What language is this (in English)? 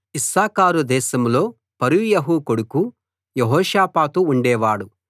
Telugu